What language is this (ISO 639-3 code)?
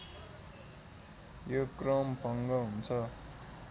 nep